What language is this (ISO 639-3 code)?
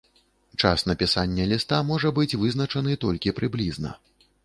bel